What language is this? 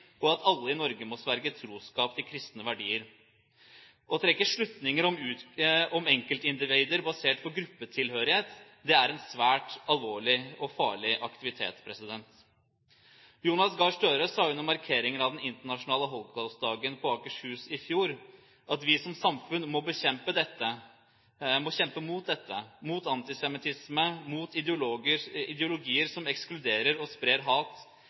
Norwegian Bokmål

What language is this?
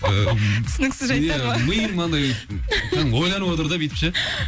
Kazakh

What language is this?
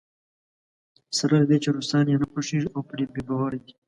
Pashto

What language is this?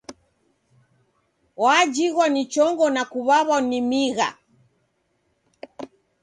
Taita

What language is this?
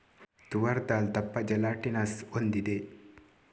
Kannada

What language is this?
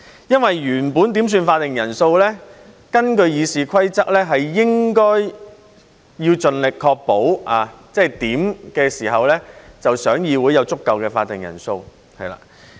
Cantonese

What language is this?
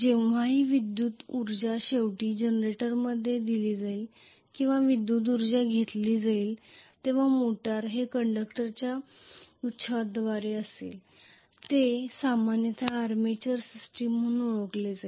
Marathi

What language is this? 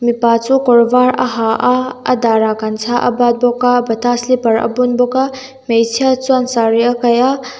Mizo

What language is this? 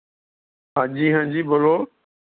Punjabi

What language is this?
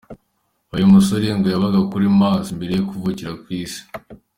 Kinyarwanda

